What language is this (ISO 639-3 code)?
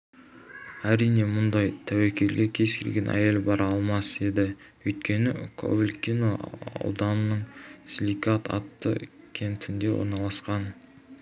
kaz